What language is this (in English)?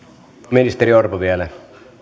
Finnish